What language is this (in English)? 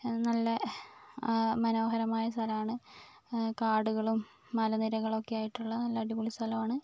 Malayalam